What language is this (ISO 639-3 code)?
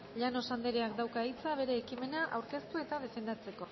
eus